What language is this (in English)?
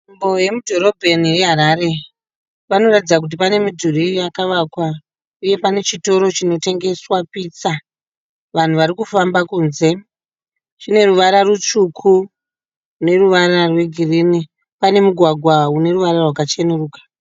Shona